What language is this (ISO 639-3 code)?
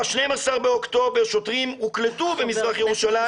heb